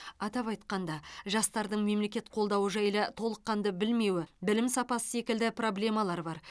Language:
Kazakh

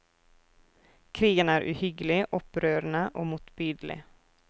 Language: Norwegian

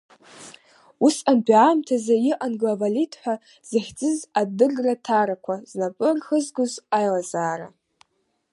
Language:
Abkhazian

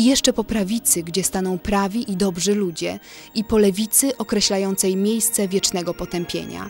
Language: Polish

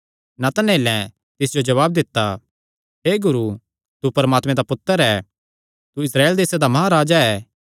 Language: Kangri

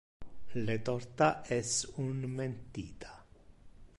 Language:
Interlingua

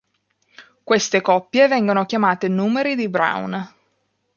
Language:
Italian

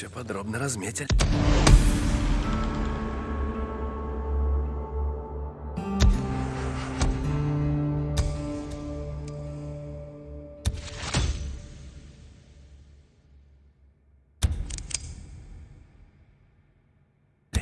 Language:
Russian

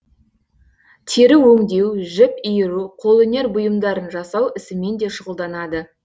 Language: Kazakh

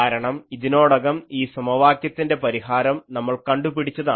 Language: Malayalam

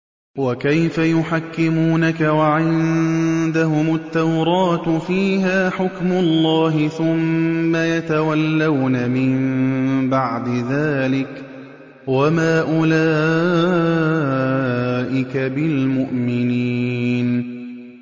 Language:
Arabic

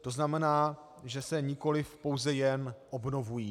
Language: Czech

